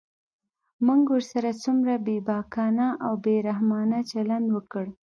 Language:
Pashto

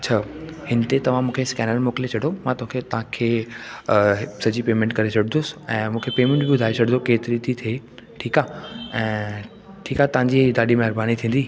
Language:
Sindhi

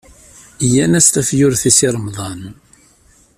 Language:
Kabyle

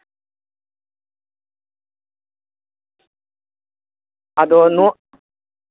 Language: Santali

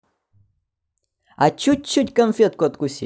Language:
Russian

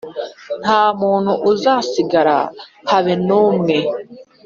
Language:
Kinyarwanda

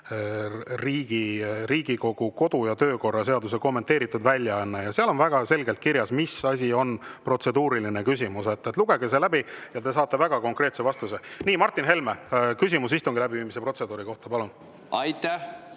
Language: Estonian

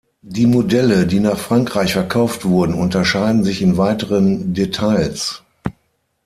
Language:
German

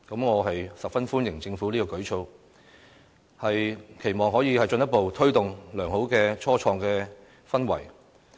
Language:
Cantonese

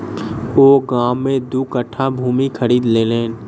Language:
Maithili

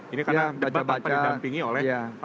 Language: Indonesian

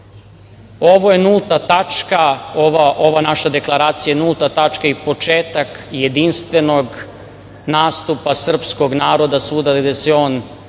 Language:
Serbian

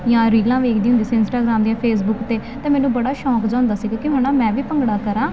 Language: Punjabi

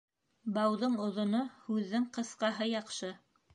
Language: Bashkir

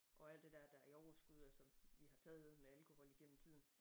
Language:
Danish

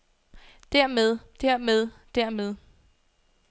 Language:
Danish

